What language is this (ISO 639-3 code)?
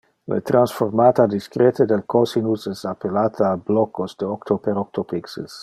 ina